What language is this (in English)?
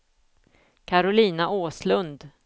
Swedish